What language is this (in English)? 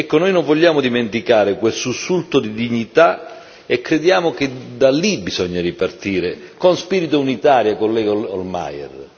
Italian